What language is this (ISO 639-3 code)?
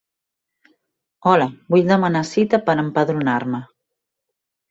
cat